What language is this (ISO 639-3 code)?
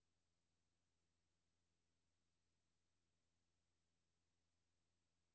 dan